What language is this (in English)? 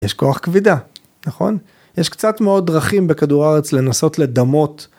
Hebrew